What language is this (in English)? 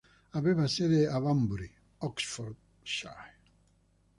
Italian